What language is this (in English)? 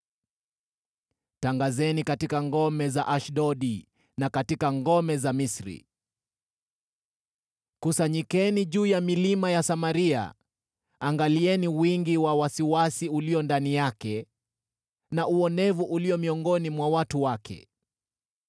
Swahili